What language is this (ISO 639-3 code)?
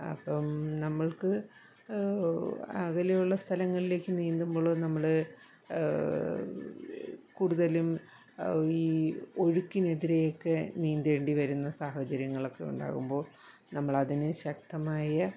mal